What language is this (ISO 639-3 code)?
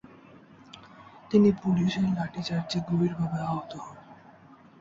ben